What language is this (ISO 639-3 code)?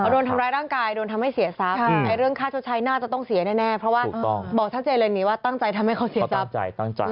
tha